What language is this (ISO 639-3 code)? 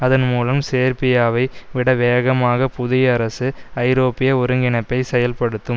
tam